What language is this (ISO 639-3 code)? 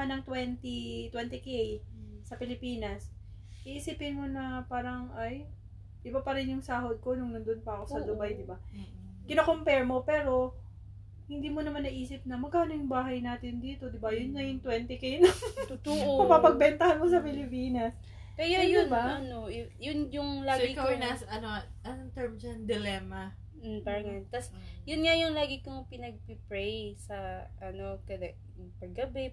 fil